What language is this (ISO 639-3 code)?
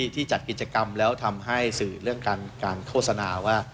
tha